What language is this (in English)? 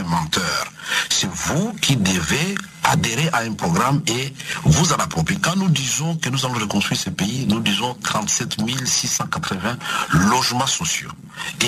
French